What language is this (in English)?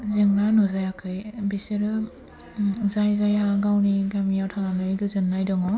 Bodo